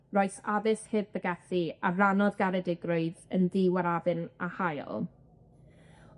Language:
Welsh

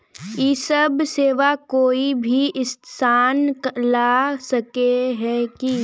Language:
Magahi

